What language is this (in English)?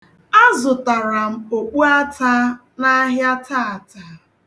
Igbo